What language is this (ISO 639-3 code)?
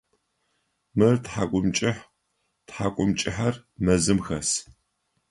ady